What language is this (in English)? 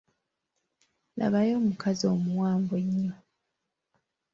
Ganda